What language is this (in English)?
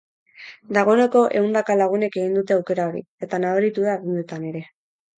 Basque